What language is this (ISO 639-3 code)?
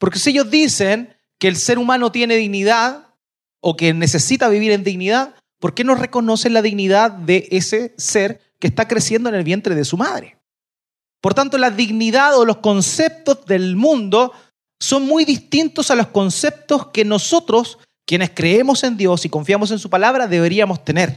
spa